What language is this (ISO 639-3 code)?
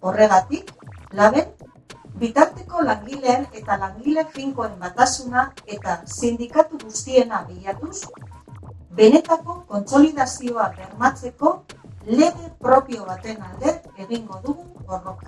eus